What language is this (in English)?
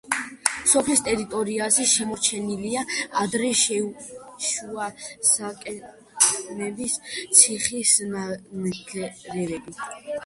Georgian